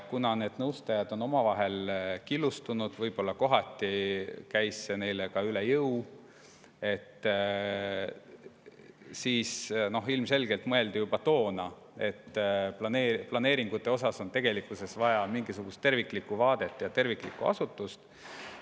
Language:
Estonian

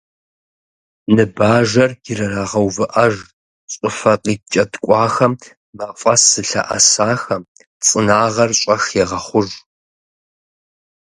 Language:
Kabardian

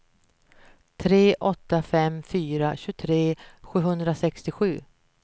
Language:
Swedish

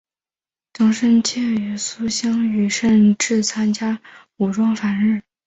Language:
Chinese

